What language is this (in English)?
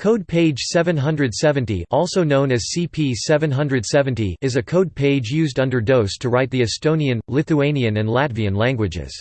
English